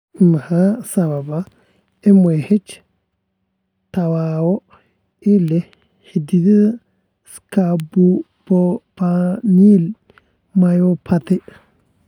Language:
Somali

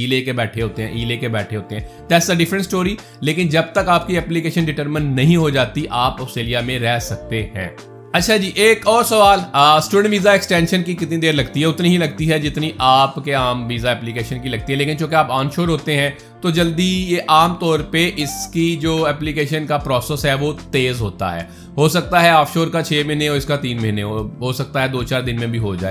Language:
Urdu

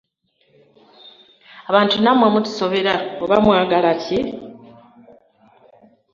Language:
Ganda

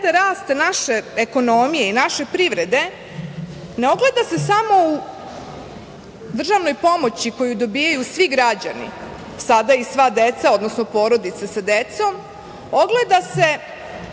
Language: Serbian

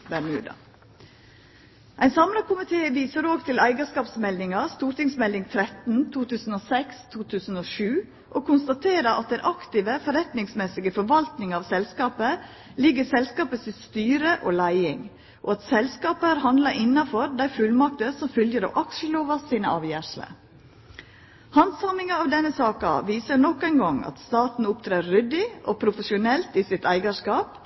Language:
Norwegian Nynorsk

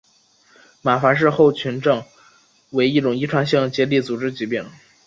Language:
Chinese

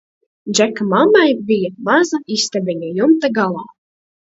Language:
Latvian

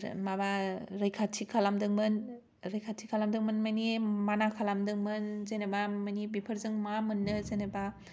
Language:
Bodo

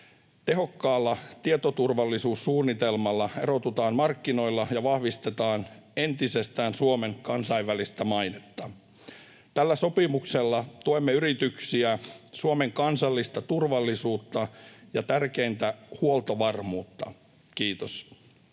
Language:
Finnish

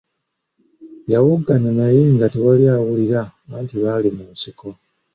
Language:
Ganda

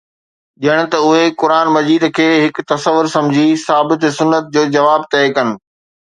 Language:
Sindhi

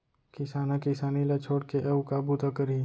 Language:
Chhattisgarhi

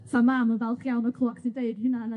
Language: Welsh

